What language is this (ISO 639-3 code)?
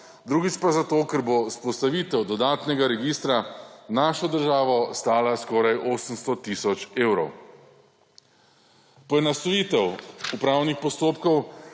slv